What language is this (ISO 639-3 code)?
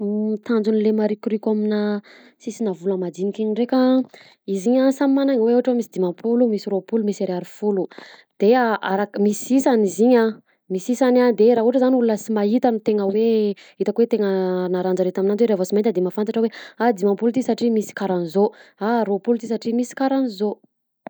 bzc